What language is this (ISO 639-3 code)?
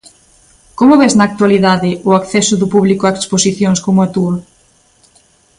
glg